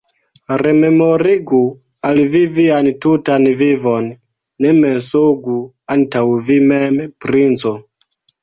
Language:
Esperanto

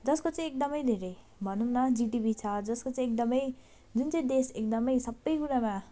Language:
Nepali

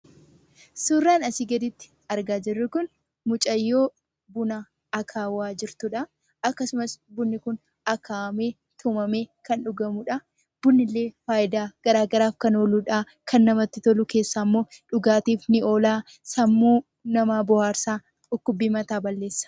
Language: Oromo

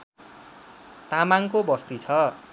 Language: Nepali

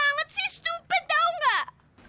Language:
Indonesian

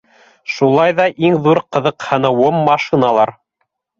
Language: Bashkir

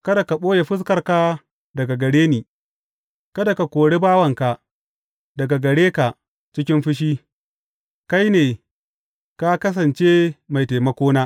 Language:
Hausa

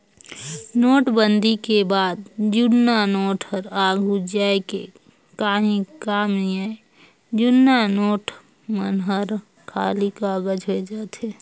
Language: Chhattisgarhi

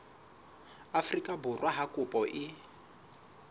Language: Southern Sotho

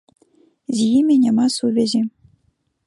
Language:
Belarusian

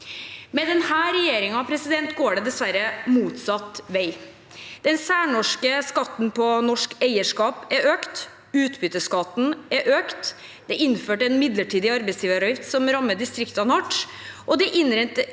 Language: Norwegian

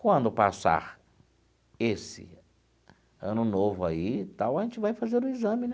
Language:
Portuguese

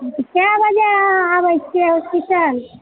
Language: Maithili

